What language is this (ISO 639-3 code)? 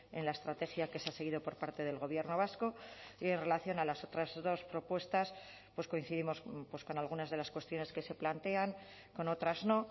spa